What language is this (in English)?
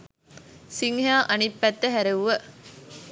Sinhala